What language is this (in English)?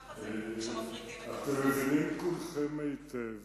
Hebrew